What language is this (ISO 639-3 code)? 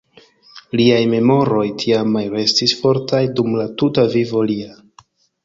epo